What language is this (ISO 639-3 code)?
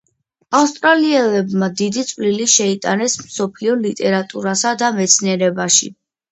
kat